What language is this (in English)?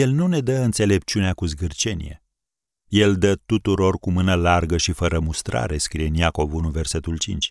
Romanian